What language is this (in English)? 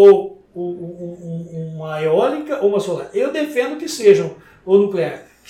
Portuguese